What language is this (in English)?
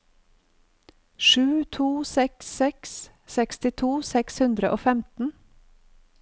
Norwegian